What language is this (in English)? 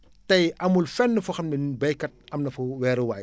Wolof